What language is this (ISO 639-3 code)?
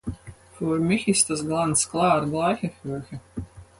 deu